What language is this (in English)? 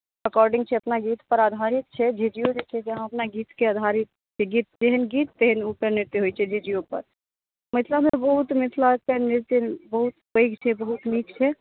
Maithili